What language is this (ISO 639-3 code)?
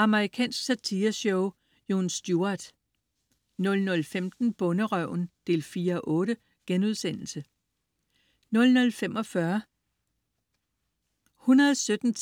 dan